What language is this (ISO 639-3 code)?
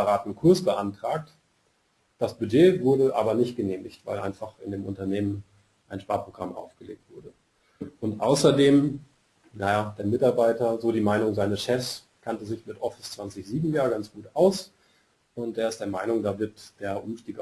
deu